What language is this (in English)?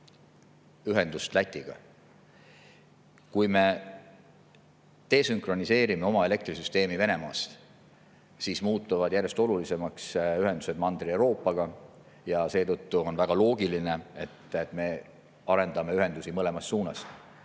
Estonian